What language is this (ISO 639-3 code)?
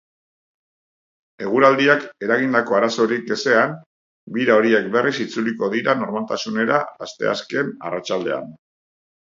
eus